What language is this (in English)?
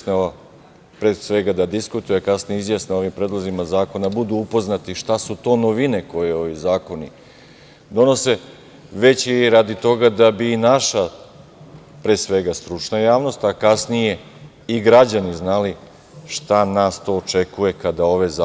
Serbian